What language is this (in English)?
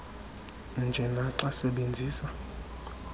Xhosa